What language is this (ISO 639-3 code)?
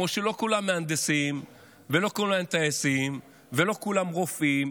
heb